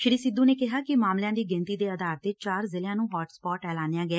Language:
Punjabi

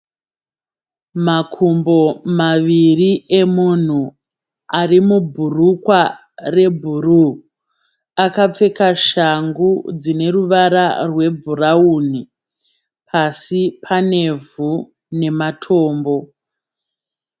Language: Shona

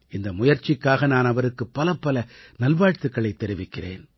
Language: Tamil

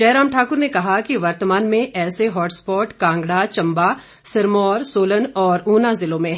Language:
Hindi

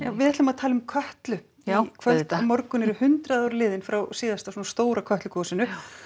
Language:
Icelandic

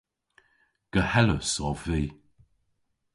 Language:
Cornish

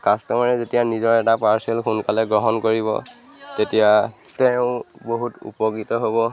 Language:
Assamese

